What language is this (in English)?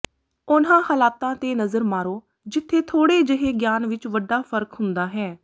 Punjabi